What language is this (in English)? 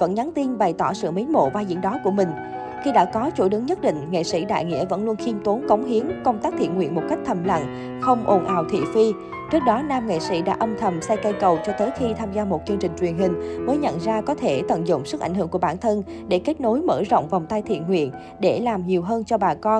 Vietnamese